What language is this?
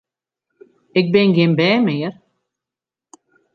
Western Frisian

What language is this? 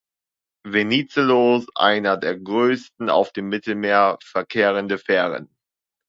German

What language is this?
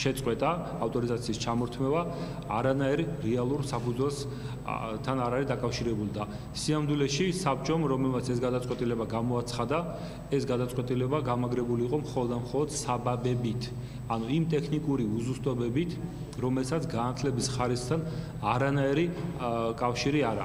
Georgian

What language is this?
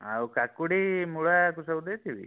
Odia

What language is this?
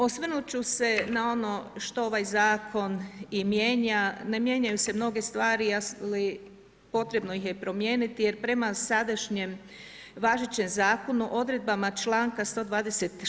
Croatian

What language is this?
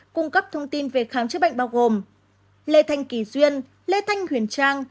Vietnamese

